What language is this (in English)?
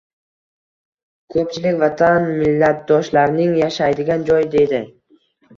Uzbek